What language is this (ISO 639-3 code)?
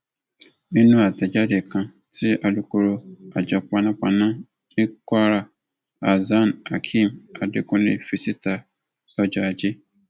yor